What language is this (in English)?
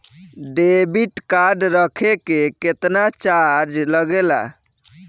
Bhojpuri